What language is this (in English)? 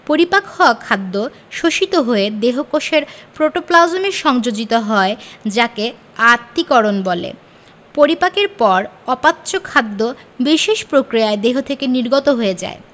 Bangla